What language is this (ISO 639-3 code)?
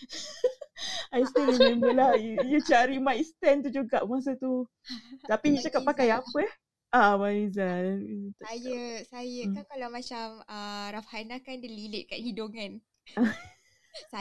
msa